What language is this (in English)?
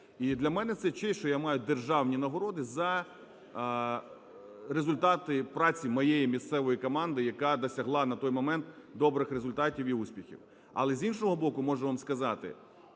Ukrainian